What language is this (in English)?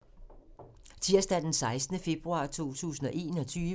Danish